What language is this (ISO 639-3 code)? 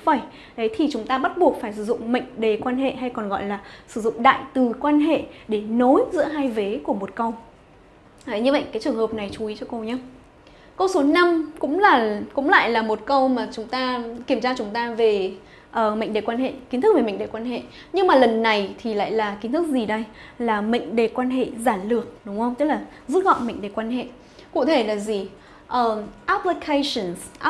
vie